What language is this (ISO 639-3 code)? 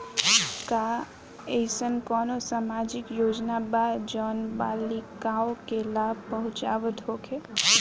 bho